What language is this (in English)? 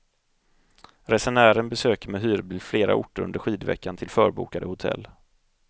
Swedish